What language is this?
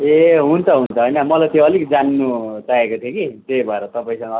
Nepali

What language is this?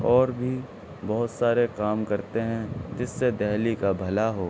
Urdu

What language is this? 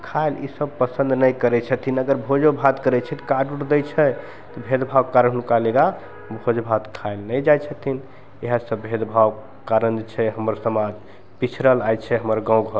Maithili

